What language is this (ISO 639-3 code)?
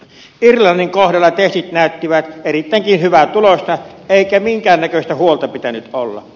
fin